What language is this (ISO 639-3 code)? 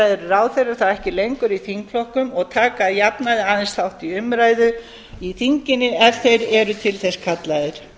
isl